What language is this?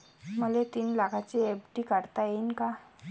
Marathi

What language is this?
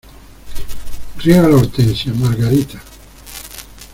Spanish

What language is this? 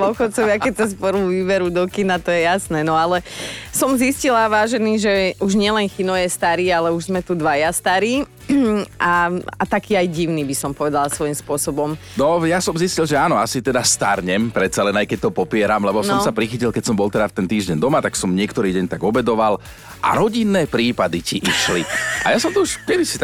Slovak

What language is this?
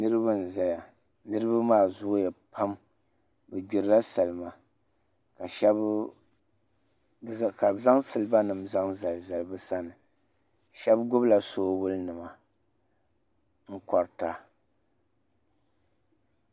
Dagbani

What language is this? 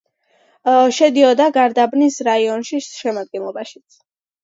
Georgian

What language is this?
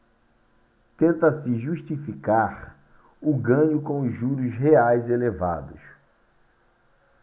Portuguese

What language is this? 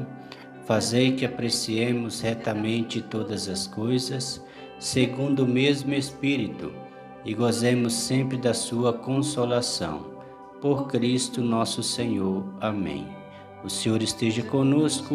Portuguese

